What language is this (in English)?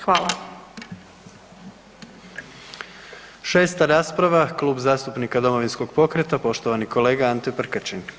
Croatian